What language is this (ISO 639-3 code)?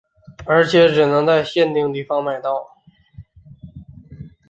zho